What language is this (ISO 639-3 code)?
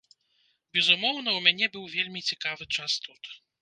bel